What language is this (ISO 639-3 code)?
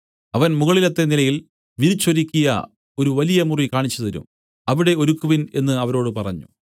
mal